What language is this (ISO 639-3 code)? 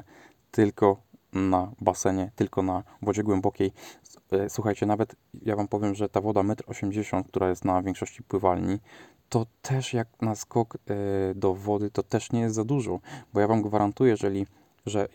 pol